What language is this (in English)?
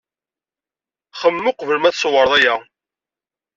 Kabyle